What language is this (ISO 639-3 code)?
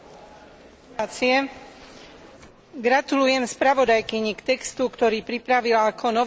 slk